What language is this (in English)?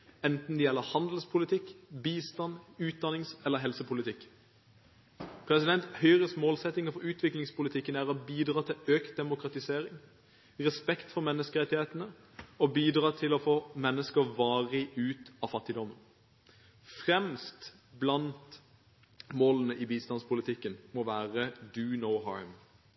Norwegian Bokmål